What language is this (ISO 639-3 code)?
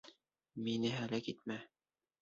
bak